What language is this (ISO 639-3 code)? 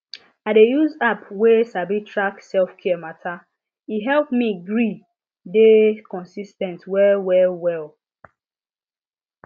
pcm